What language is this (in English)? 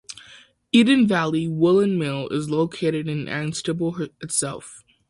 English